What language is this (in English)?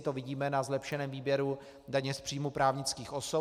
Czech